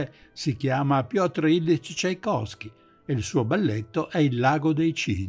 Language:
Italian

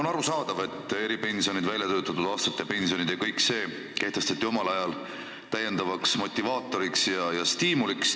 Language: Estonian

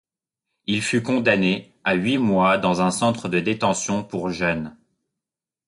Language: French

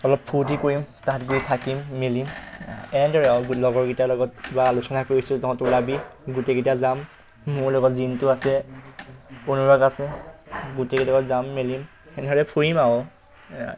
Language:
Assamese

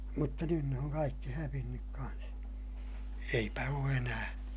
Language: Finnish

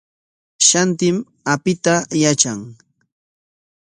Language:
Corongo Ancash Quechua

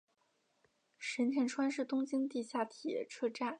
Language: Chinese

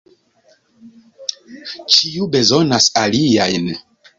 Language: Esperanto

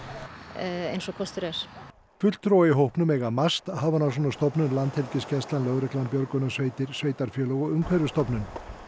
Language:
Icelandic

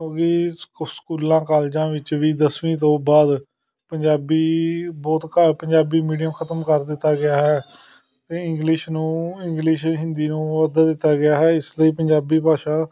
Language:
Punjabi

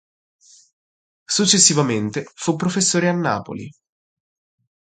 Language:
Italian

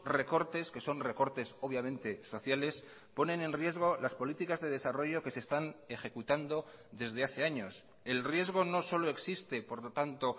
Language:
Spanish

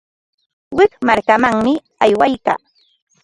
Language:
Ambo-Pasco Quechua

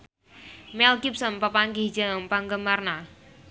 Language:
Sundanese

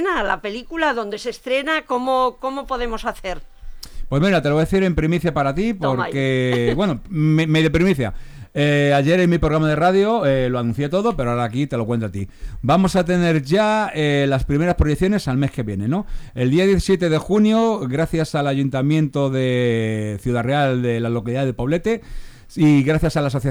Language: Spanish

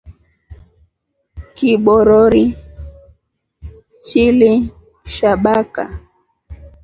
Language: Rombo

